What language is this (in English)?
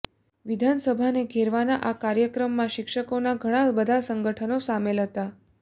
Gujarati